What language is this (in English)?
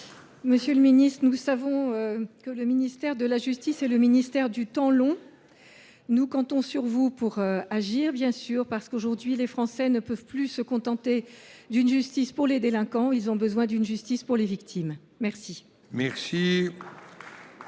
French